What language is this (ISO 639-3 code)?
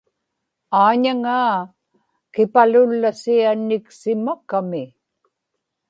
ipk